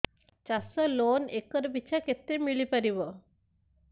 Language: Odia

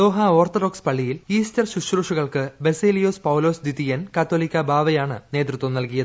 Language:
Malayalam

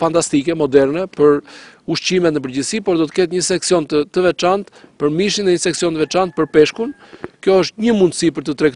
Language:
Portuguese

